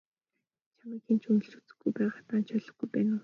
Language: Mongolian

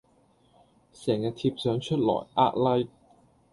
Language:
Cantonese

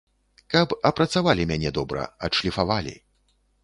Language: Belarusian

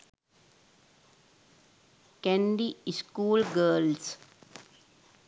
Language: Sinhala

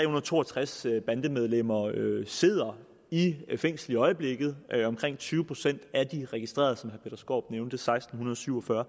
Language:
Danish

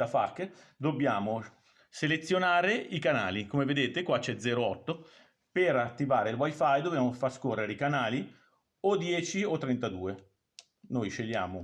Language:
Italian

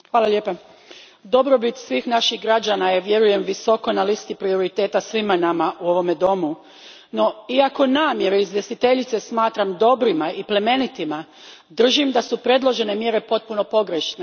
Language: Croatian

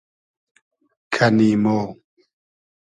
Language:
Hazaragi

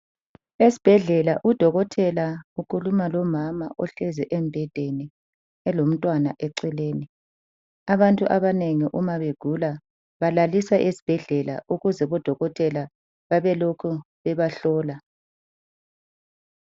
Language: North Ndebele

